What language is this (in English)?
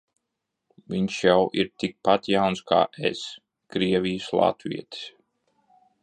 Latvian